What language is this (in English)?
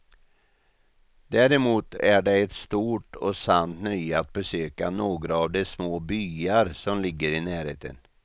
Swedish